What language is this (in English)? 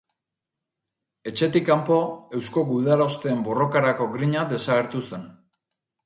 Basque